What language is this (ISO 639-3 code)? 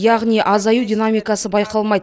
kaz